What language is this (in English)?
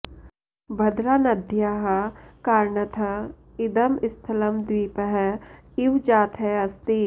Sanskrit